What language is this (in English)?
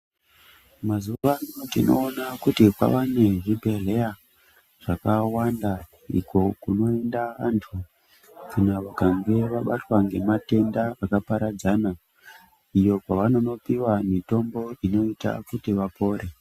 Ndau